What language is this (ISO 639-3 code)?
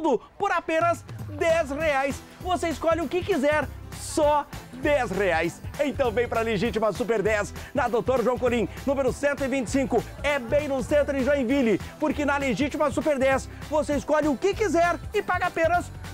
por